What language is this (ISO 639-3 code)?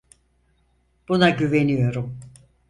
tur